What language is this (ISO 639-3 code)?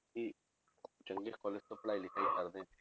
pan